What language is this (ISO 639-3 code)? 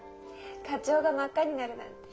jpn